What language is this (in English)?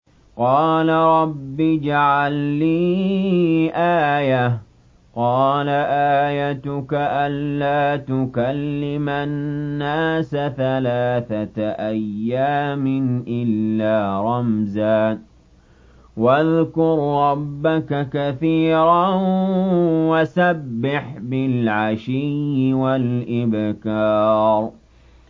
Arabic